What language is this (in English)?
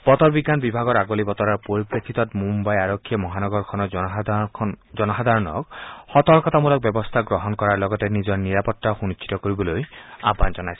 Assamese